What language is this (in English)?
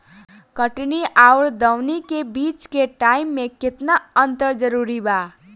Bhojpuri